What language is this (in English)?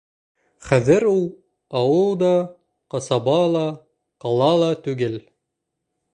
Bashkir